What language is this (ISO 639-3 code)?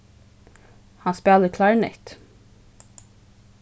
fao